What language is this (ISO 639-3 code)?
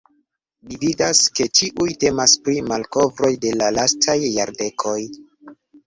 epo